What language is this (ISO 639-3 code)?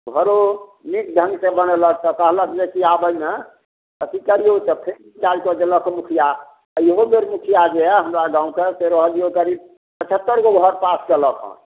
mai